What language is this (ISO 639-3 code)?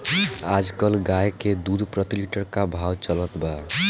bho